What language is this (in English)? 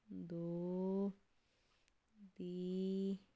Punjabi